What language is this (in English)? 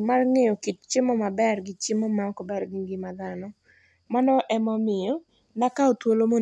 Luo (Kenya and Tanzania)